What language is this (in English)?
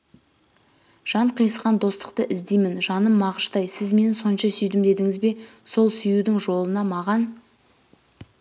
Kazakh